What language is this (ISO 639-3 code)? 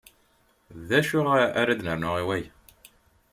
kab